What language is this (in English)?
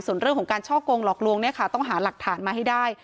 Thai